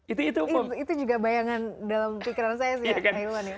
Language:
Indonesian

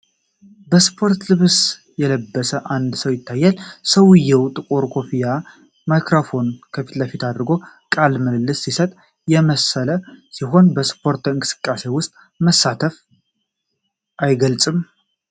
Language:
Amharic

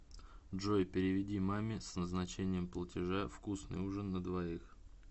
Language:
Russian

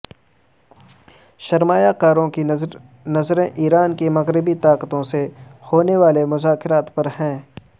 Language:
Urdu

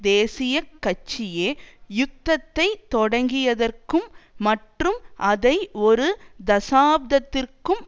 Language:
Tamil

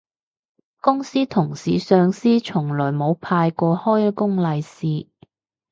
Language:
Cantonese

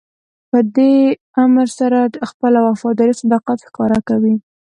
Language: Pashto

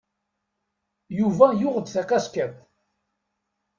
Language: Kabyle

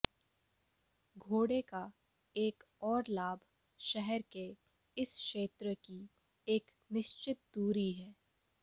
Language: Hindi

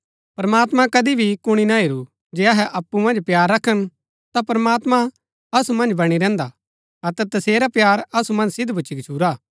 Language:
Gaddi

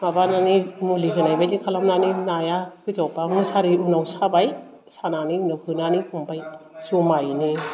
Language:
Bodo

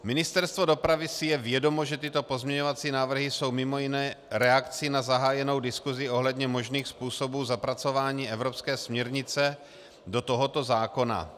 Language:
Czech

